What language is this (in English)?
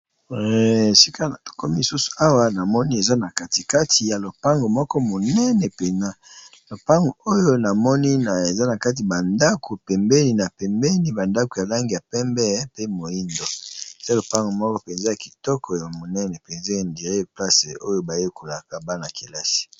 Lingala